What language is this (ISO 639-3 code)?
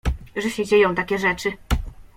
pol